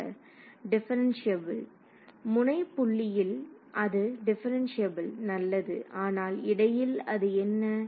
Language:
Tamil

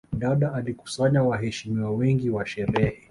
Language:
Swahili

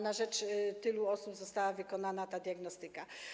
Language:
Polish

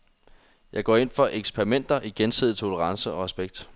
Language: Danish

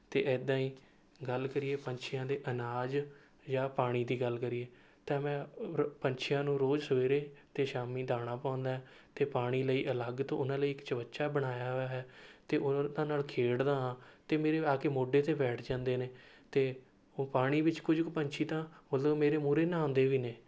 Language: Punjabi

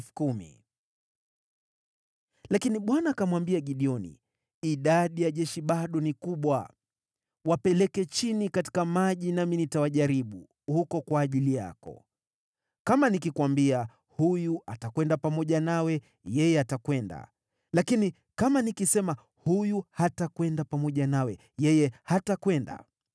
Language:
Swahili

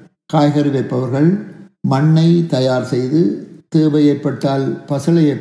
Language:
Tamil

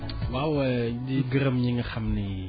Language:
Wolof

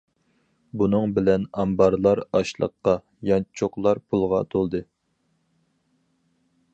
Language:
Uyghur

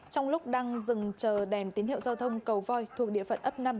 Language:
Vietnamese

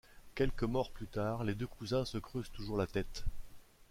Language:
French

